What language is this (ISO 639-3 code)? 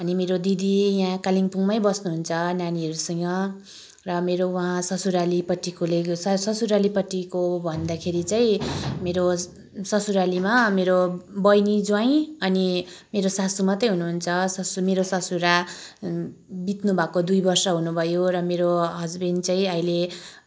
nep